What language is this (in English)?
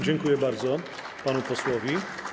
Polish